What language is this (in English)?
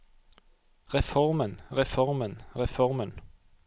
Norwegian